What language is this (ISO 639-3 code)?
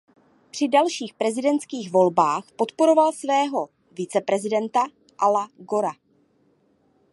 ces